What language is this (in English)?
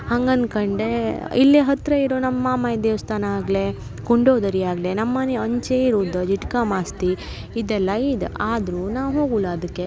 Kannada